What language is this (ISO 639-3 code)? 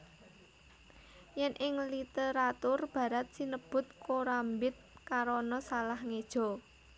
jav